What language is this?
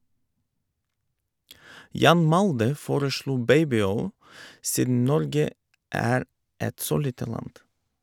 Norwegian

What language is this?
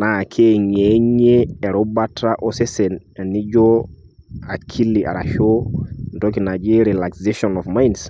Masai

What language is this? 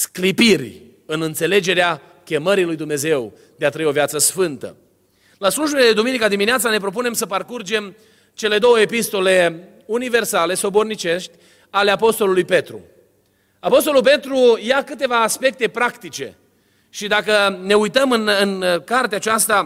Romanian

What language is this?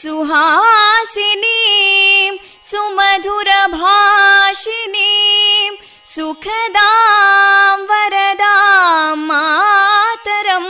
Kannada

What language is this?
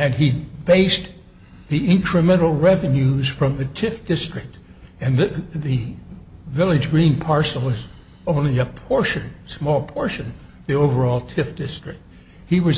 English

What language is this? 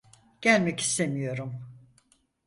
Turkish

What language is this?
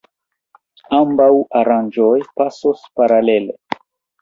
Esperanto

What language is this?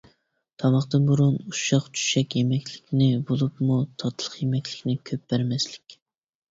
Uyghur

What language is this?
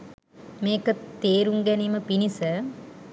Sinhala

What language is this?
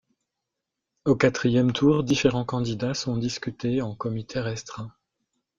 French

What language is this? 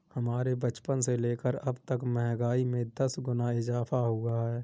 Hindi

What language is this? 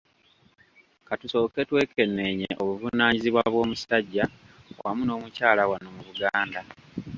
Ganda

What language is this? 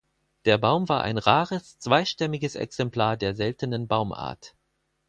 German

